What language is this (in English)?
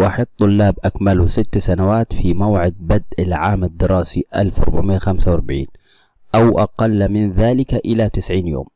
Arabic